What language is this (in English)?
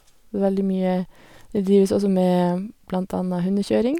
Norwegian